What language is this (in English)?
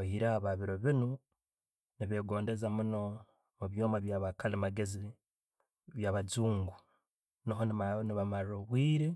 Tooro